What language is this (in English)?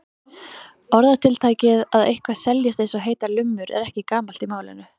Icelandic